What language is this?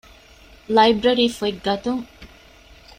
Divehi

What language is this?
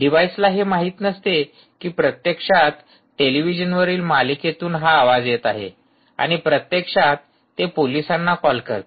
Marathi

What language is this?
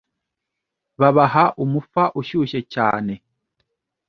Kinyarwanda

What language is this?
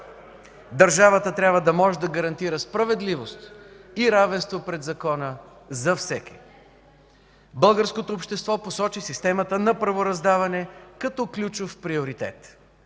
Bulgarian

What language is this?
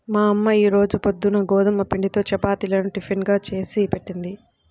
Telugu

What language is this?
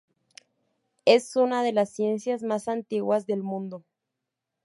Spanish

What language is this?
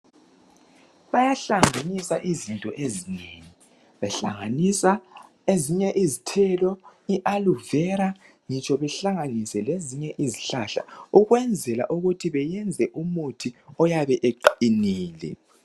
North Ndebele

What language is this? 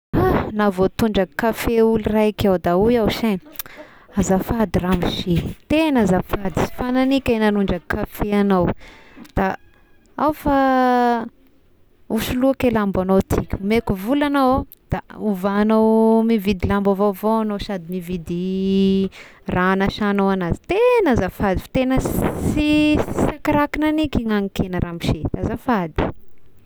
Tesaka Malagasy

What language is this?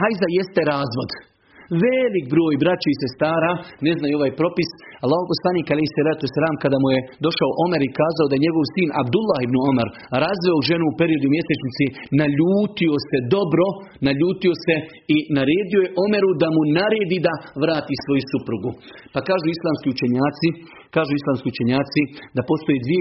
Croatian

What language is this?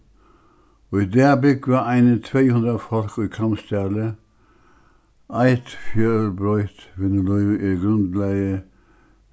Faroese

